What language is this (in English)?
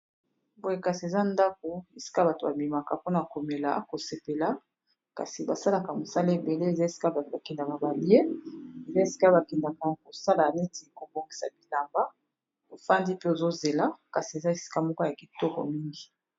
Lingala